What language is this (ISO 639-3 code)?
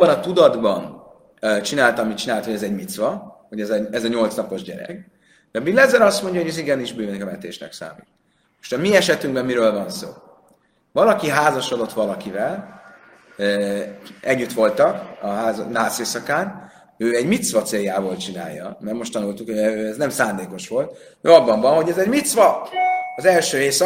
hun